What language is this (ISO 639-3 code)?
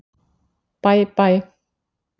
isl